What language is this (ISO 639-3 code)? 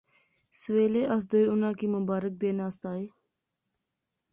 phr